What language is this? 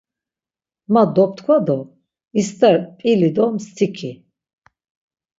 Laz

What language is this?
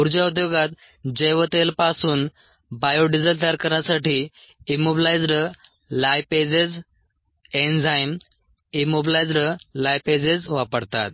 Marathi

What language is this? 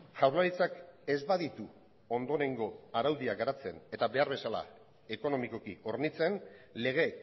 Basque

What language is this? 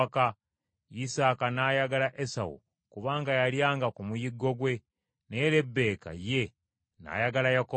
Ganda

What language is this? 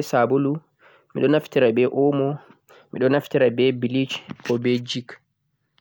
Central-Eastern Niger Fulfulde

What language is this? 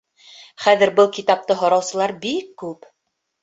Bashkir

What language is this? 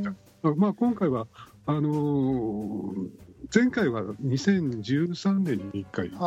Japanese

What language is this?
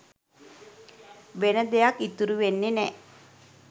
Sinhala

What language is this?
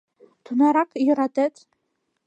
Mari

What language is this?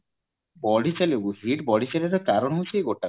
Odia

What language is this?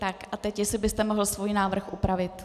Czech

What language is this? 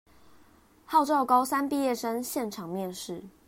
Chinese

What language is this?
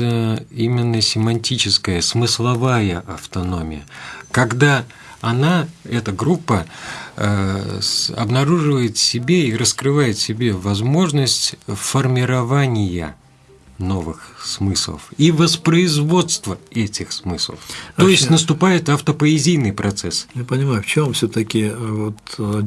Russian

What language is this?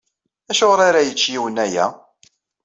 Kabyle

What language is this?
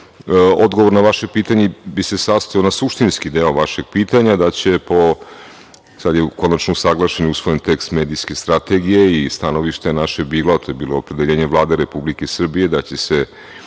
Serbian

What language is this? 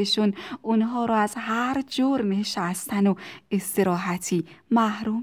Persian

